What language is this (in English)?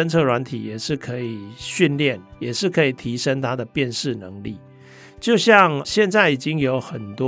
Chinese